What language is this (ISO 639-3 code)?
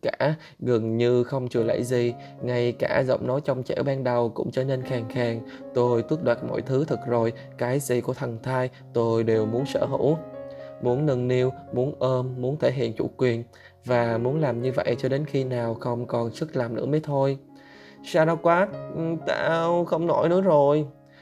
vie